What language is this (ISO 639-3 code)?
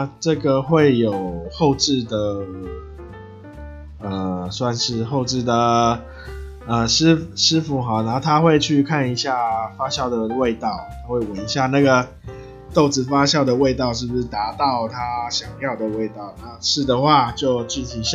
zho